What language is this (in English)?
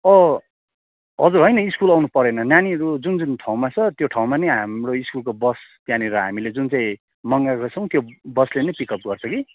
Nepali